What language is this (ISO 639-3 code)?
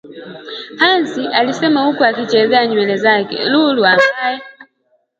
swa